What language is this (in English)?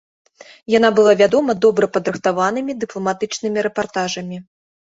Belarusian